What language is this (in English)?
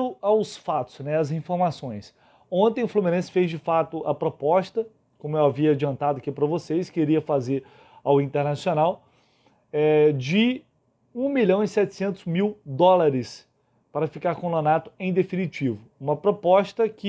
Portuguese